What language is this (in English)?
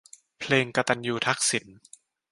Thai